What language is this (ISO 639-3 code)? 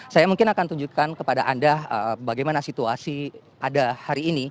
ind